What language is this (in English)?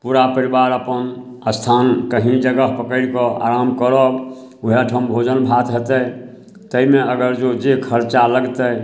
Maithili